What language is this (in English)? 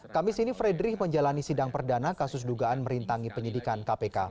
Indonesian